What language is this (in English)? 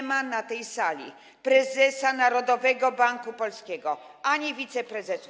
Polish